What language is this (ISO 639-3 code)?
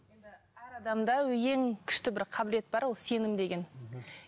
kaz